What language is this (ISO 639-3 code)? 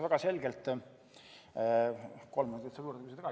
est